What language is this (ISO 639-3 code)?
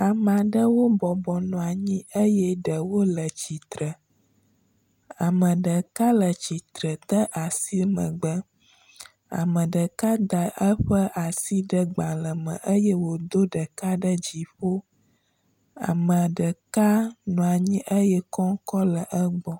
ewe